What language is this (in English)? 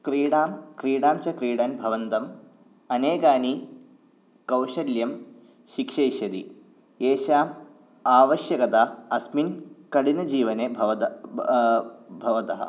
Sanskrit